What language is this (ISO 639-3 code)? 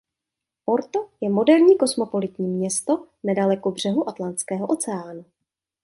ces